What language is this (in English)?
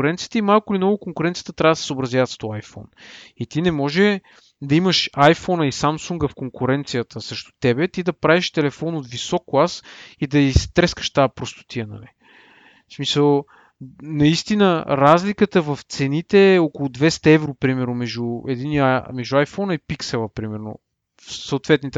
Bulgarian